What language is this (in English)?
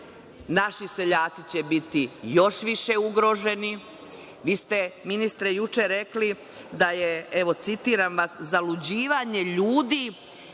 Serbian